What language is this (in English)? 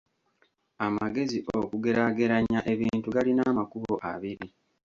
Ganda